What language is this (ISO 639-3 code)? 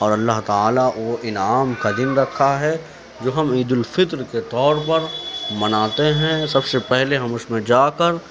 urd